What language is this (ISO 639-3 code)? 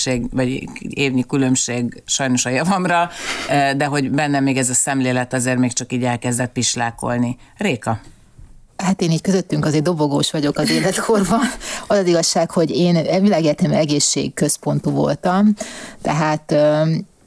hun